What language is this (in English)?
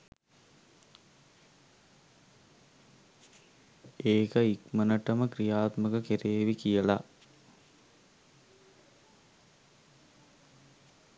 Sinhala